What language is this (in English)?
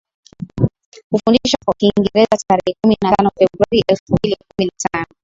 Swahili